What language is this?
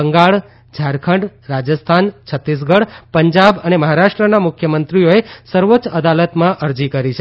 Gujarati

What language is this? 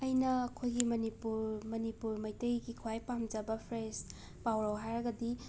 Manipuri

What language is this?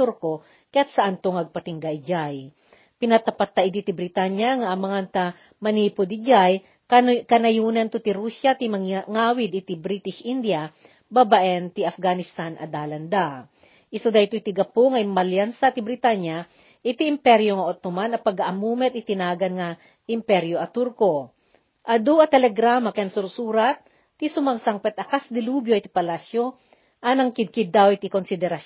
Filipino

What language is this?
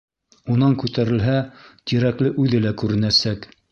Bashkir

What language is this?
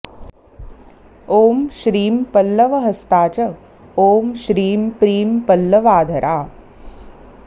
Sanskrit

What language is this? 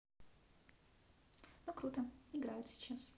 Russian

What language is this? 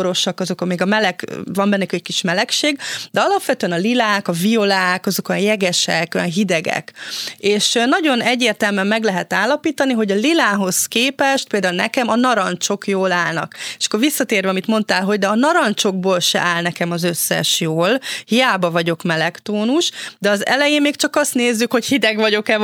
Hungarian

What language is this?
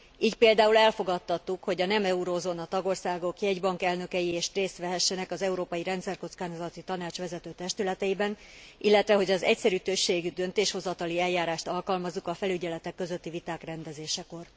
Hungarian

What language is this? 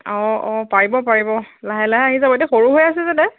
Assamese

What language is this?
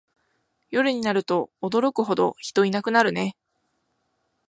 Japanese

